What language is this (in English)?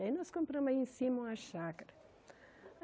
Portuguese